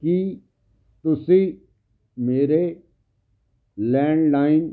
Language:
Punjabi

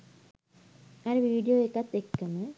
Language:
Sinhala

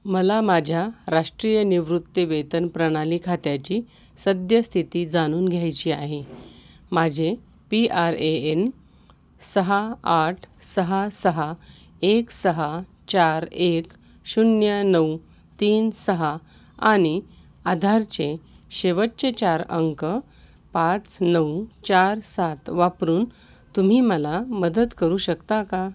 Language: Marathi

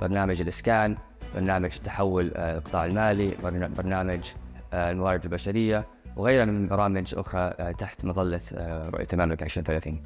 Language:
Arabic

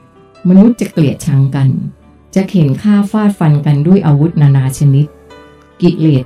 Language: Thai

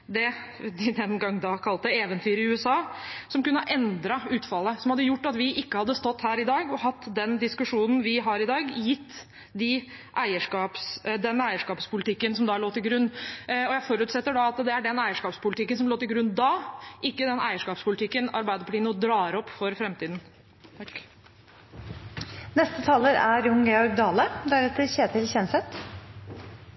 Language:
Norwegian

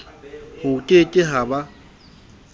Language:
Southern Sotho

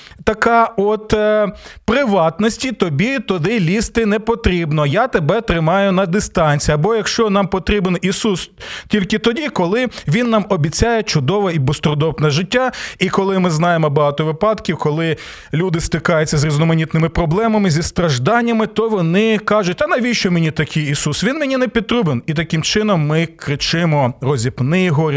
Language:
Ukrainian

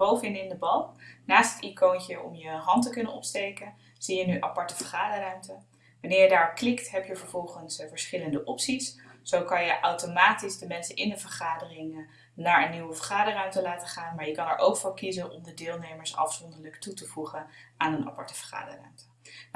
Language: Dutch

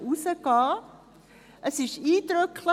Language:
Swiss German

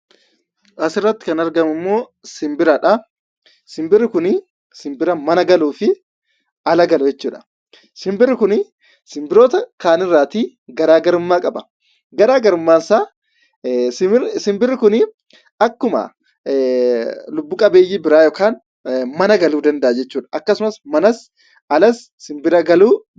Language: Oromo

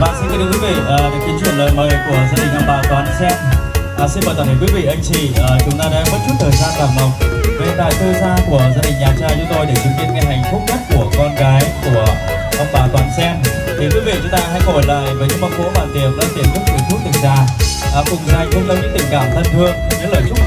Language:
Vietnamese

